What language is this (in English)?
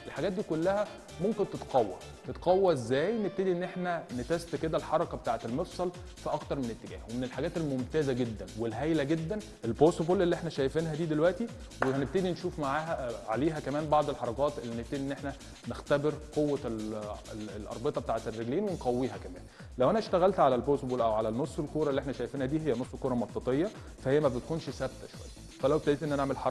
Arabic